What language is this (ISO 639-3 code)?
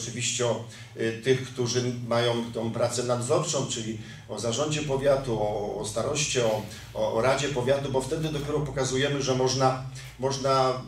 pol